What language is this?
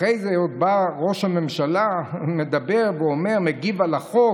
Hebrew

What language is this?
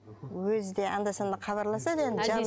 Kazakh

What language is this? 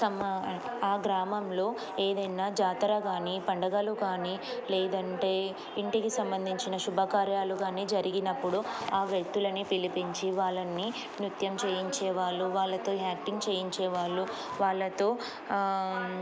Telugu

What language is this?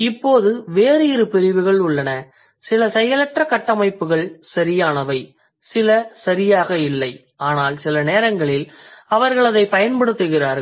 Tamil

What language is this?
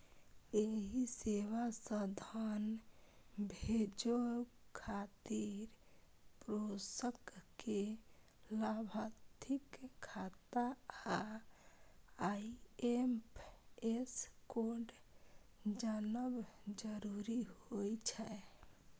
Maithili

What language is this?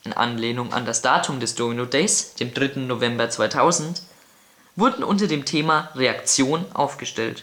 German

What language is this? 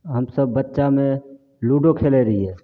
Maithili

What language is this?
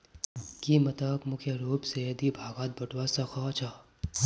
Magahi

